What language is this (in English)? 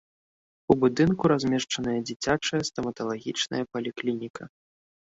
Belarusian